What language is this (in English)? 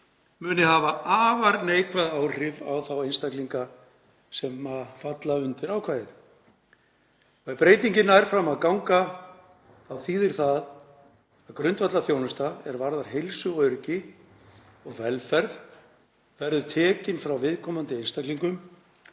Icelandic